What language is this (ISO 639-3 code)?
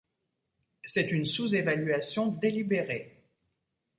fra